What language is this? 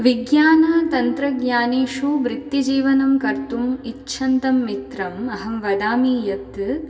Sanskrit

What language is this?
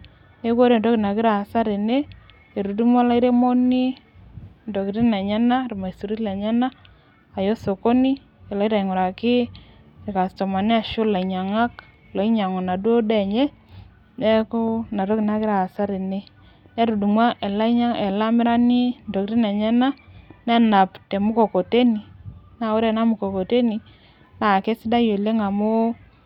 Masai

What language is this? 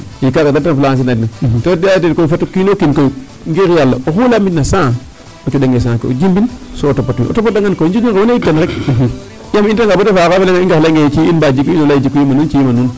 Serer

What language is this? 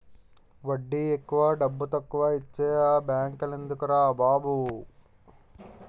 Telugu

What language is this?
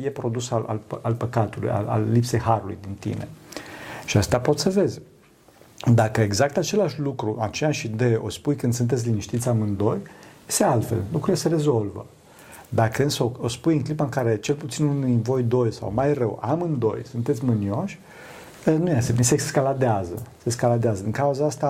Romanian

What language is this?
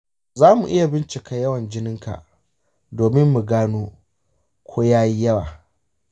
Hausa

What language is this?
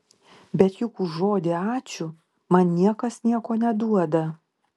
Lithuanian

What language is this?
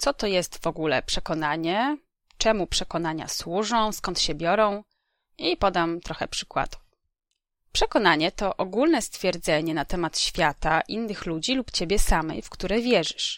Polish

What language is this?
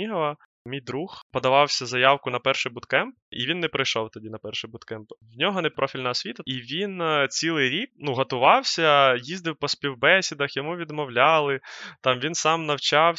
Ukrainian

